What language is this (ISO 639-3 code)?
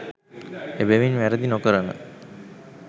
sin